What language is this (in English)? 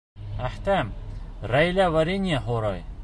Bashkir